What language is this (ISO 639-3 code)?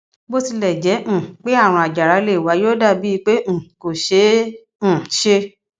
yor